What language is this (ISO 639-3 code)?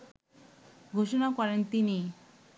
ben